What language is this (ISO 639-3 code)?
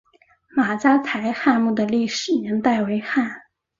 zho